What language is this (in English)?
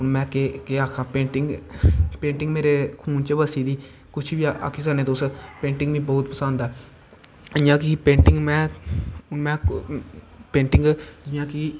Dogri